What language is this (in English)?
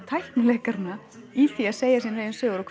Icelandic